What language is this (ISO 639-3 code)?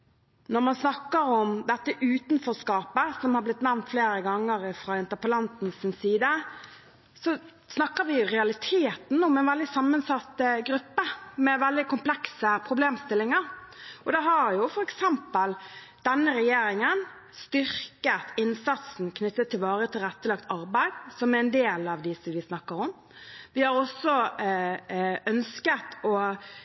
nob